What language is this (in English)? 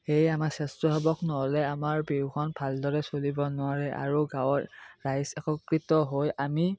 Assamese